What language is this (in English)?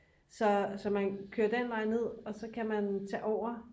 Danish